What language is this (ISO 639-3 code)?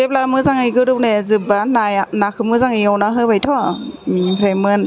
brx